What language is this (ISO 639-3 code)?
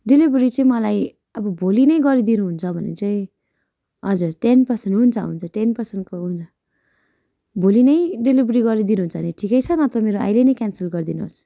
nep